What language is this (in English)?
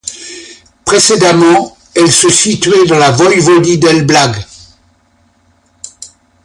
French